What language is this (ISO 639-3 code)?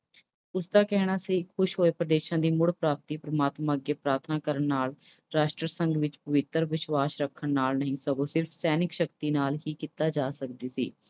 pan